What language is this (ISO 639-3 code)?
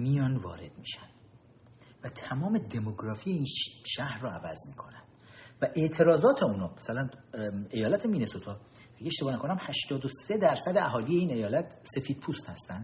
fas